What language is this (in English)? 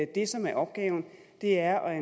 Danish